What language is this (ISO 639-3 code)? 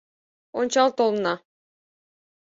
chm